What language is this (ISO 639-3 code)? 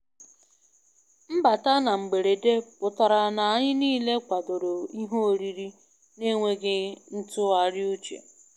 ibo